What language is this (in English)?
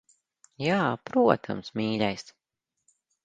Latvian